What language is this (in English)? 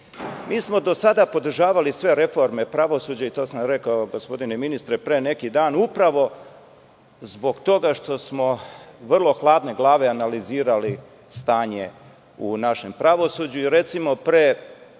Serbian